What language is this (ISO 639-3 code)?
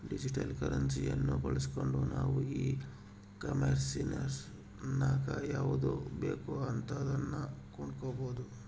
kan